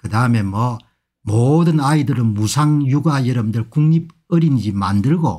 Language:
Korean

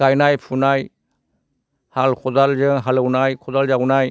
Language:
Bodo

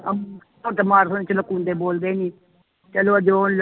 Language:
Punjabi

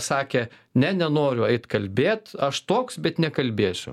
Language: Lithuanian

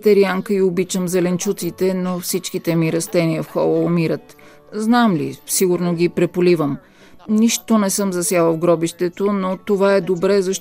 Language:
Bulgarian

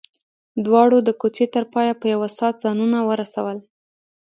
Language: Pashto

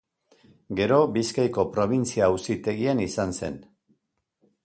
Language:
Basque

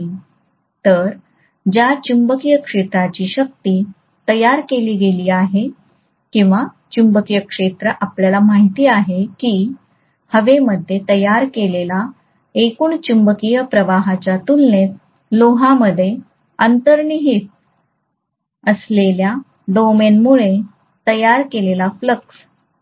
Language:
Marathi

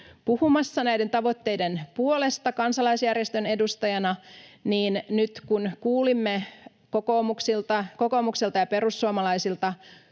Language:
Finnish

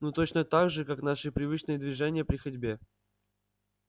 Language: Russian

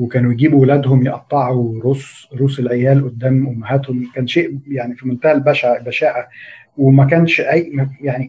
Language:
Arabic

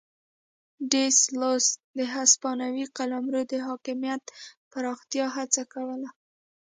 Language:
Pashto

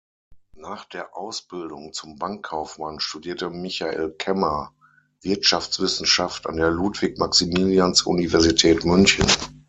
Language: German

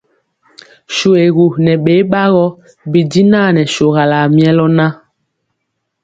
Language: Mpiemo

